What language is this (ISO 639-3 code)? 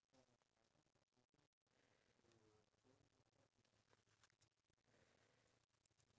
eng